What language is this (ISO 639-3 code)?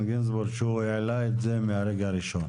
heb